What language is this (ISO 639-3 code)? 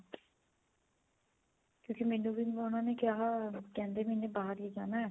pan